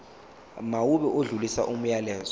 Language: Zulu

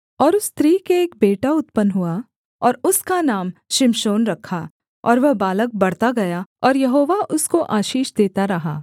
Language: Hindi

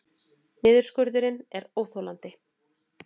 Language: Icelandic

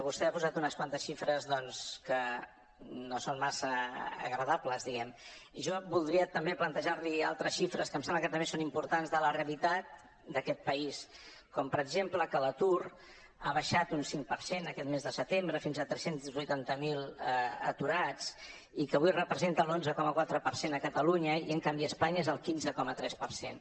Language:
Catalan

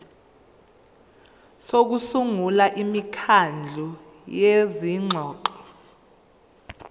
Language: Zulu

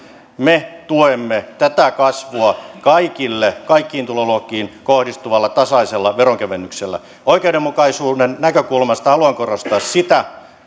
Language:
Finnish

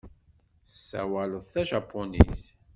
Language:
Kabyle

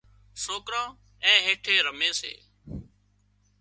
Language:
Wadiyara Koli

